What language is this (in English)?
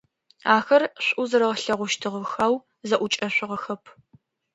Adyghe